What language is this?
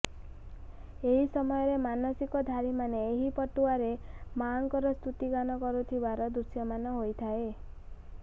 Odia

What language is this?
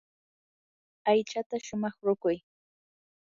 Yanahuanca Pasco Quechua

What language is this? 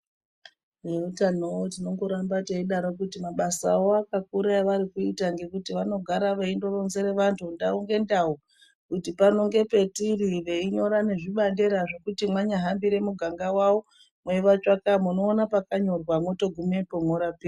Ndau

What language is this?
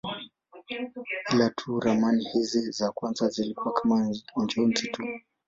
Swahili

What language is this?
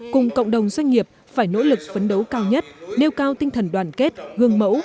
Vietnamese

